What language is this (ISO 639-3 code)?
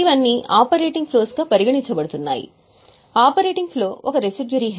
tel